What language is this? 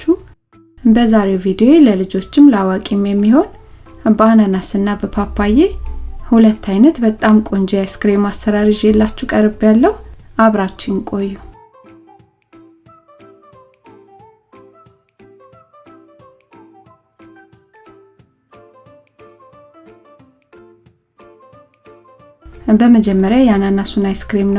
Amharic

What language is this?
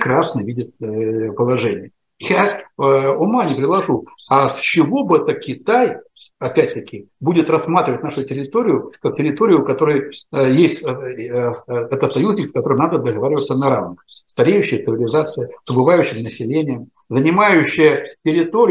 Russian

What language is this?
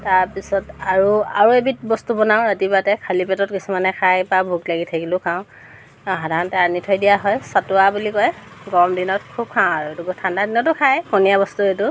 Assamese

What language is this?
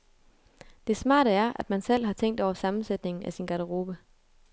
Danish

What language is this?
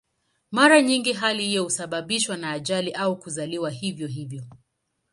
Swahili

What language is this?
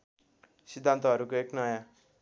Nepali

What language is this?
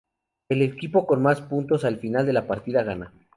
Spanish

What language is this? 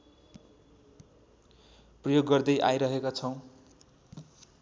Nepali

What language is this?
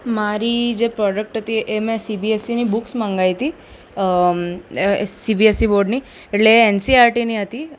Gujarati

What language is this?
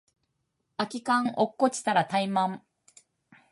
Japanese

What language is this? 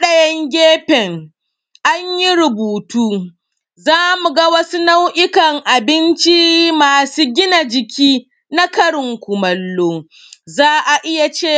Hausa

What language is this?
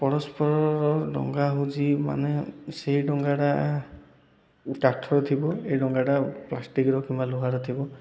Odia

